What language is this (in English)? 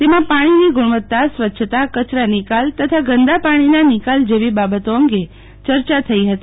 Gujarati